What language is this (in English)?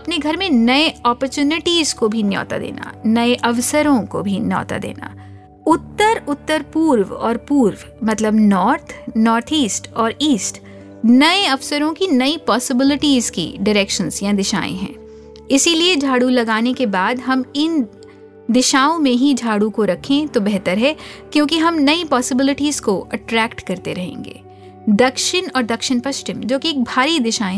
Hindi